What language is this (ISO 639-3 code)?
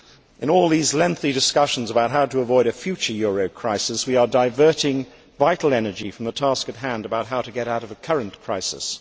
eng